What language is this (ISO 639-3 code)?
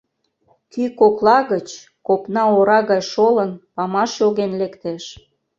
chm